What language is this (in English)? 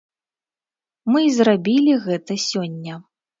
Belarusian